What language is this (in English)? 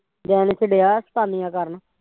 Punjabi